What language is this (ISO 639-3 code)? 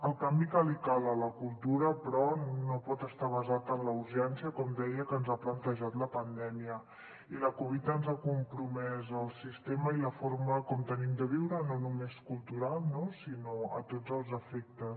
cat